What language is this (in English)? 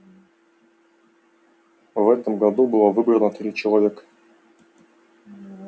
Russian